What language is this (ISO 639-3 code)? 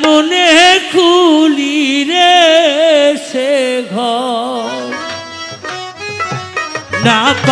ara